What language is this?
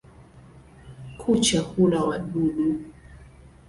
Swahili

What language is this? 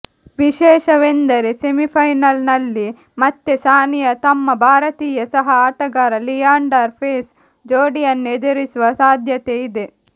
Kannada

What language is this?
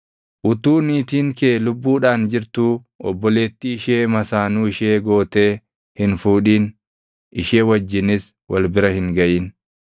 Oromo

